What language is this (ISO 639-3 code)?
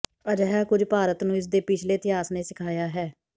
pan